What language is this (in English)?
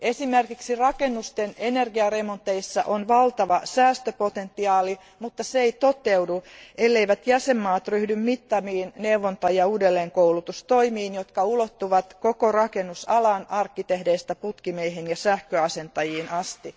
Finnish